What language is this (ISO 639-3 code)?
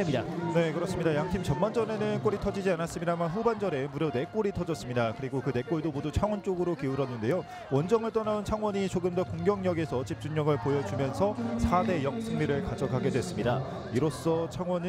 kor